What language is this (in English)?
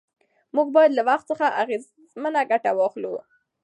Pashto